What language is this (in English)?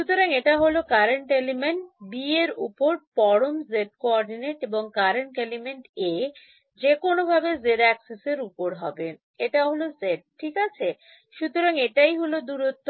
Bangla